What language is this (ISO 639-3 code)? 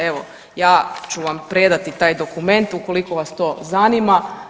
hrv